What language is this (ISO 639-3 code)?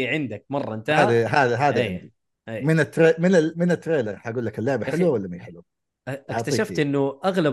ara